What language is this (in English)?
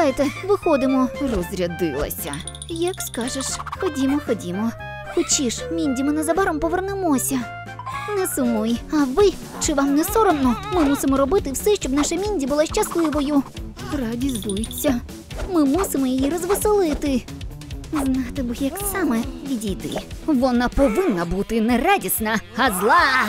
Ukrainian